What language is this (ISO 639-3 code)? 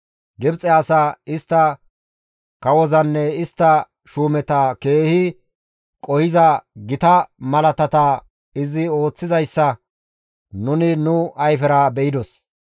gmv